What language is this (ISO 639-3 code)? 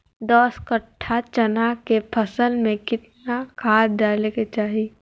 mag